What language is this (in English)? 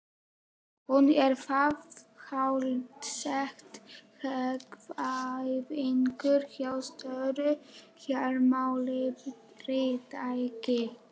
Icelandic